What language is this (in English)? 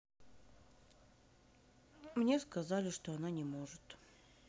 Russian